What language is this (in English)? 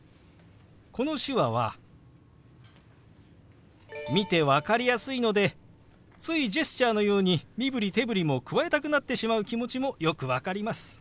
Japanese